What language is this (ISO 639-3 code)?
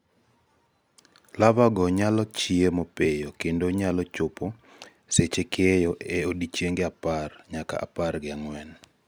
luo